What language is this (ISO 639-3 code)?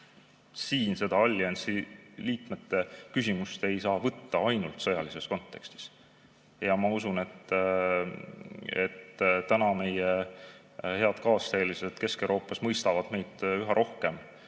est